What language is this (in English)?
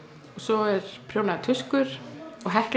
Icelandic